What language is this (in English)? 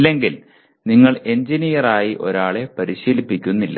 Malayalam